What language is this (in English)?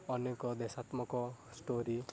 Odia